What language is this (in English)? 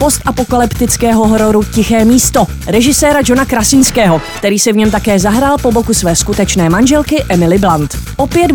Czech